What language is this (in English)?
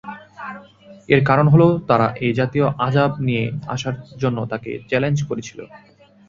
Bangla